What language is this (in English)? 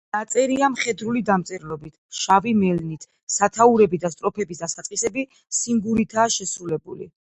Georgian